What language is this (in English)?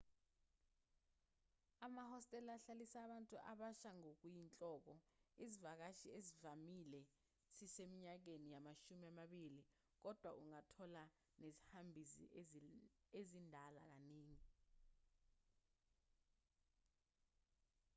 Zulu